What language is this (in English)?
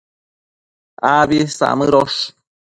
Matsés